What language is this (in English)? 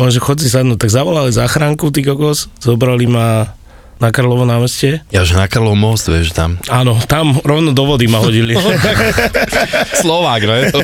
Slovak